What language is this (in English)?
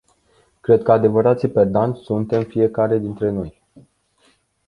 Romanian